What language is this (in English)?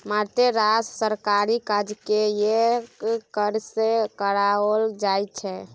Maithili